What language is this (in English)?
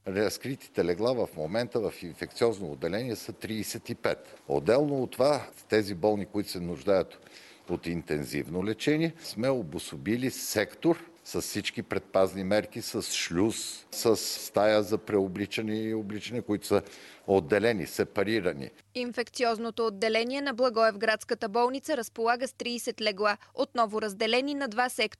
Bulgarian